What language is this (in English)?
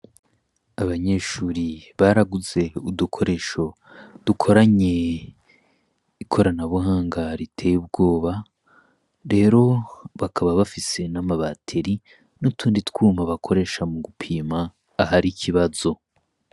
Rundi